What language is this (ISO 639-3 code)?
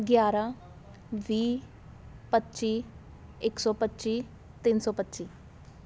pan